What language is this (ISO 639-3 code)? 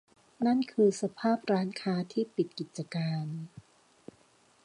tha